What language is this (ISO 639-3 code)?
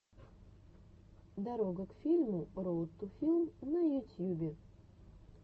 rus